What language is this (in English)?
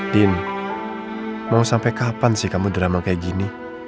Indonesian